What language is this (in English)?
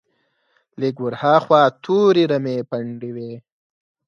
Pashto